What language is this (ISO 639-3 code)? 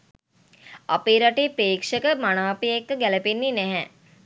sin